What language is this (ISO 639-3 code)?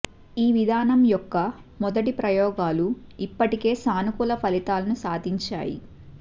tel